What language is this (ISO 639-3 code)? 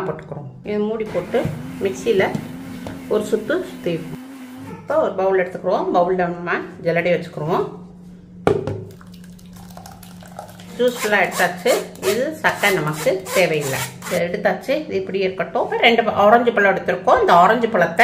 ron